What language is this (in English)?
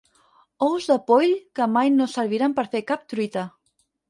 Catalan